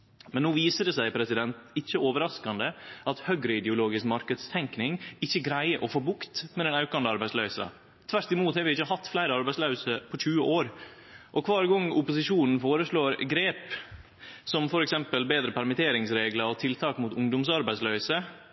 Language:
Norwegian Nynorsk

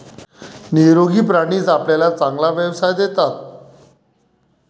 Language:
Marathi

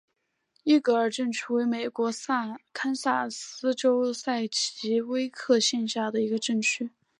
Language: Chinese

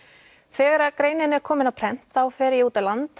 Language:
Icelandic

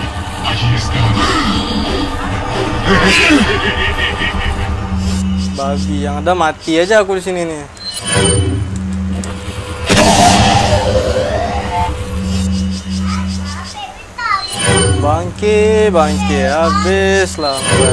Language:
Indonesian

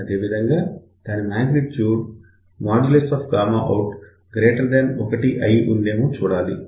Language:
Telugu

